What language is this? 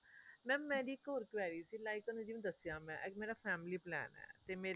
Punjabi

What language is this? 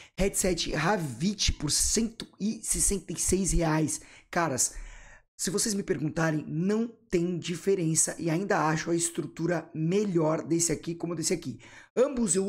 Portuguese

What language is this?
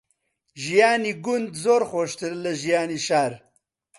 Central Kurdish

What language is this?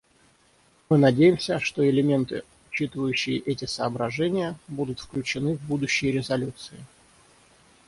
Russian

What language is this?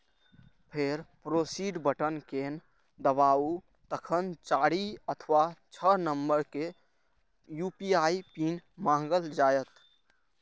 Maithili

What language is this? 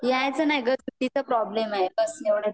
Marathi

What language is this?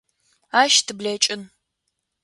Adyghe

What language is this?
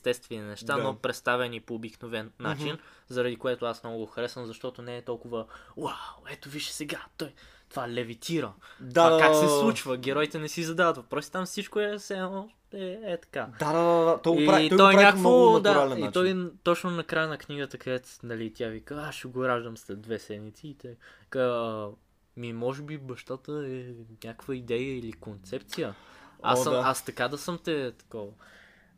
Bulgarian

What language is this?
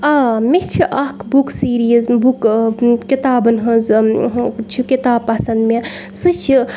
Kashmiri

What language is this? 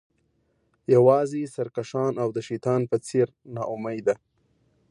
Pashto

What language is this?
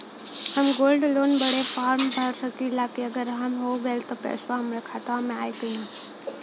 Bhojpuri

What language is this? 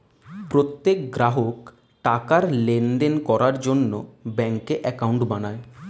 Bangla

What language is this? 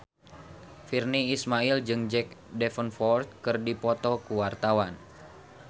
Sundanese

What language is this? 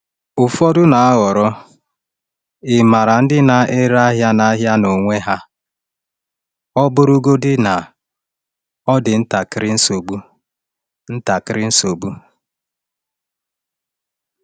Igbo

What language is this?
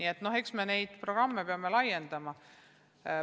Estonian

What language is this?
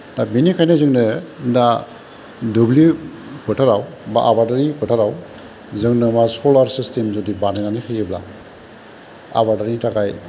Bodo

